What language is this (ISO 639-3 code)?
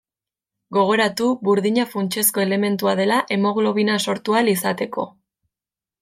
eus